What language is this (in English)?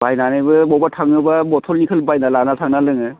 Bodo